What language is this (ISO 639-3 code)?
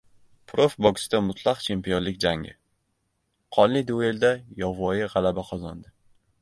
uzb